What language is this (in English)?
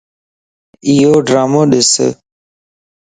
Lasi